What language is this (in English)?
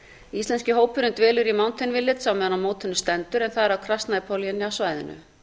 Icelandic